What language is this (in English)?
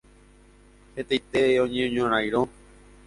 Guarani